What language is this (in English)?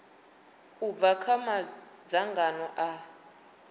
Venda